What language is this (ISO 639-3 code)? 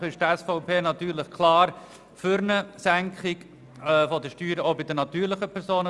gsw